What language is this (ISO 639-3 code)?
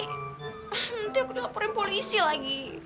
ind